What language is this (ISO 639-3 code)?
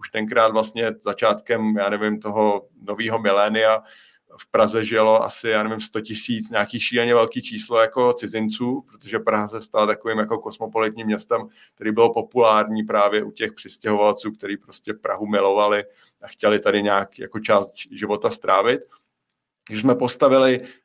ces